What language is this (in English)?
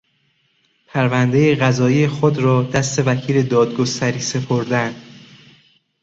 Persian